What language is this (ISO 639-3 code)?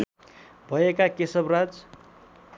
nep